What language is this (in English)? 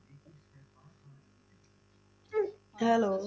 Punjabi